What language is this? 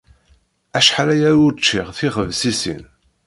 Kabyle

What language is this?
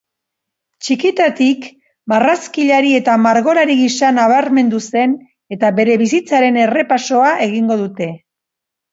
Basque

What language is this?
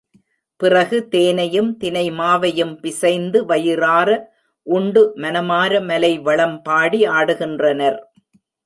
Tamil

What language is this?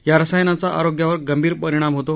Marathi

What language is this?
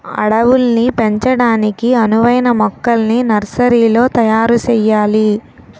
Telugu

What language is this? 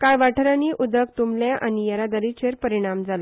Konkani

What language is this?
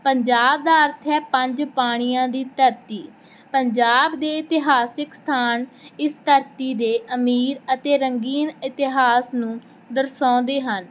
Punjabi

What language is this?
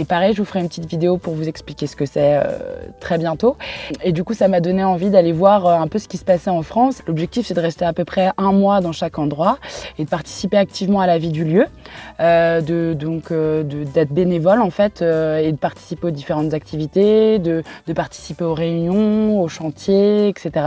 French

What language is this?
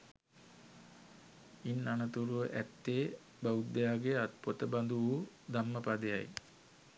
Sinhala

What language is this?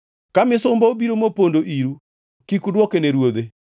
Luo (Kenya and Tanzania)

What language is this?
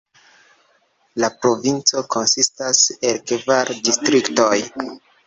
Esperanto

